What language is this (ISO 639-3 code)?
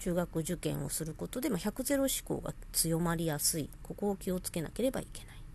jpn